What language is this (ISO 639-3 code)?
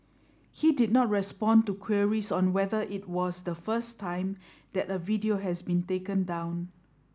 eng